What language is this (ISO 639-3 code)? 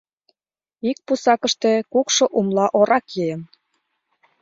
chm